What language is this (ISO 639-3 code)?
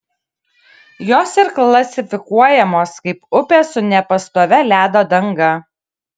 lit